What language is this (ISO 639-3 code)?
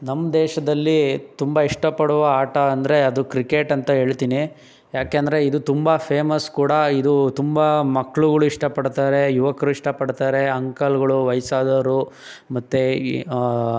kan